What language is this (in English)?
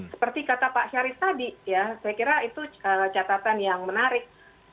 Indonesian